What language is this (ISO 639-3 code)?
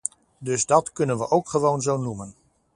nld